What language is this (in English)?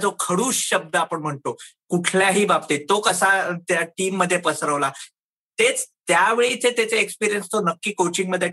Marathi